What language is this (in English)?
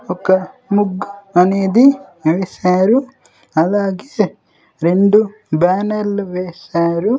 Telugu